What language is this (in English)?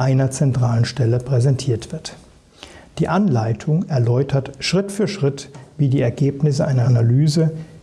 German